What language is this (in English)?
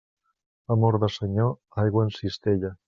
Catalan